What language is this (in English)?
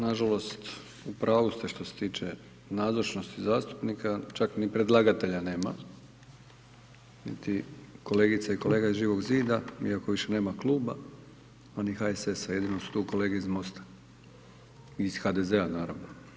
Croatian